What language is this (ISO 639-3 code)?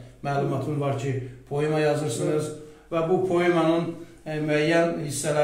tur